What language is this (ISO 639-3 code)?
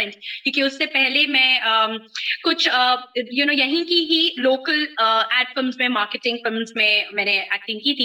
urd